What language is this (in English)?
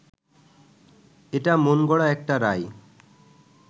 Bangla